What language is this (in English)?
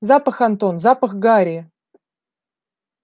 Russian